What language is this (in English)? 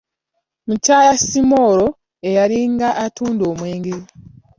Ganda